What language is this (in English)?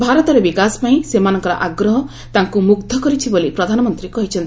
Odia